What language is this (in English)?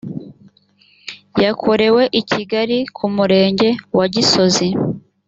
Kinyarwanda